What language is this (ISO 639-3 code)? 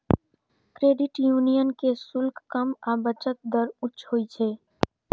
mai